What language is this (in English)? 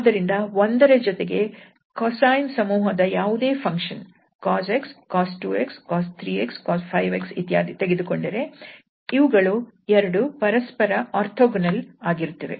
Kannada